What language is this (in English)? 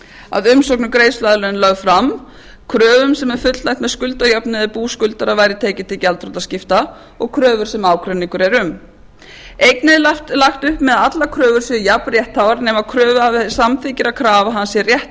Icelandic